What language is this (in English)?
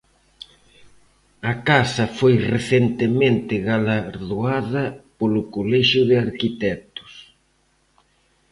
Galician